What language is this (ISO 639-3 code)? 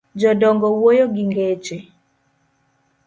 luo